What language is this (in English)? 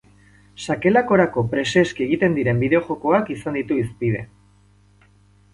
Basque